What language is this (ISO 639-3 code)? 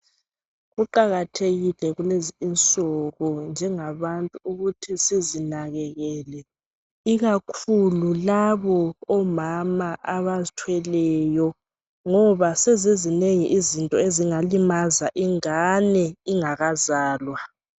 nde